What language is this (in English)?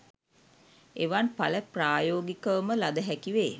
Sinhala